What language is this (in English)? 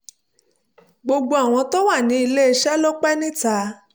Yoruba